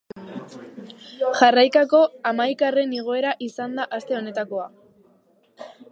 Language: Basque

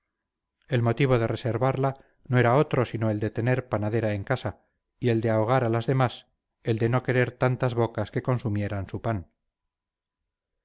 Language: Spanish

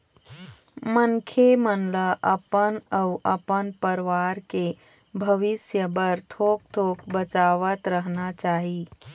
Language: Chhattisgarhi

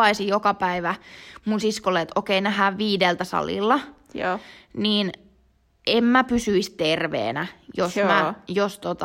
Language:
Finnish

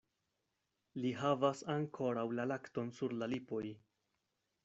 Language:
Esperanto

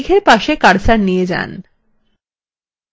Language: Bangla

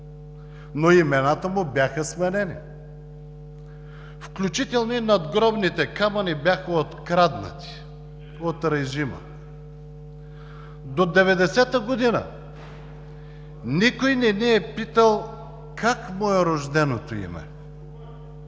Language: Bulgarian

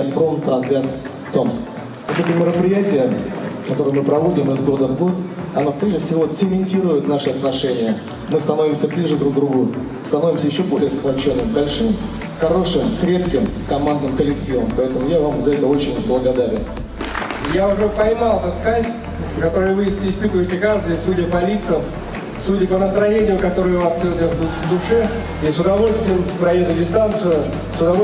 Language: Russian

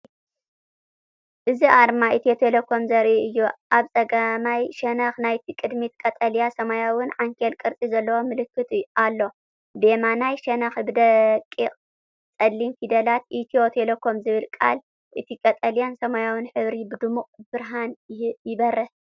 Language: Tigrinya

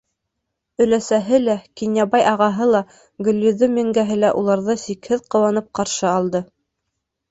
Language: Bashkir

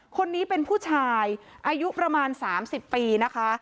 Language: Thai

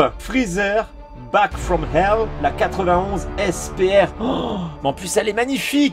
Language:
French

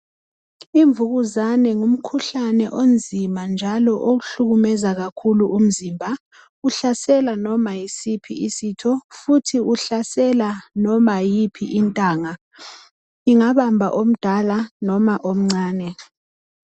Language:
North Ndebele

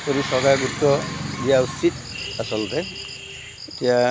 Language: Assamese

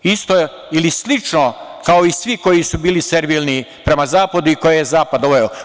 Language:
Serbian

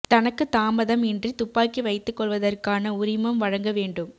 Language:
Tamil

